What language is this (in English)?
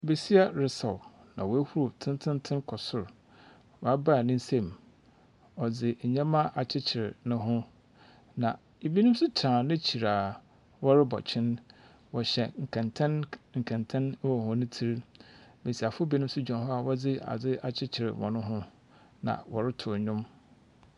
Akan